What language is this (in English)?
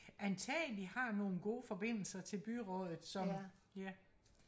Danish